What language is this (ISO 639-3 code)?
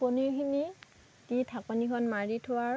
asm